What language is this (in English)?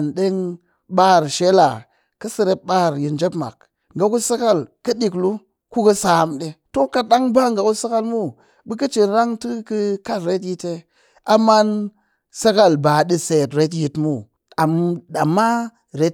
Cakfem-Mushere